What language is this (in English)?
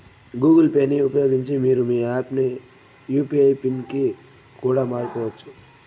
Telugu